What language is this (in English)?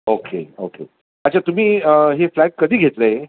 Marathi